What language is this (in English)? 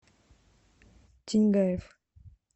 Russian